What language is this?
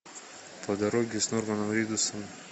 Russian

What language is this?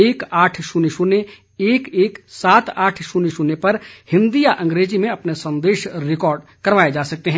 Hindi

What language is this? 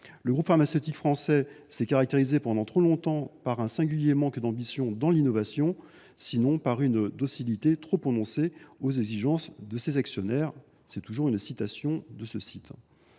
French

